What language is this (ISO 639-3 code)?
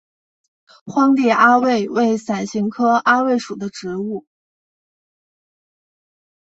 zho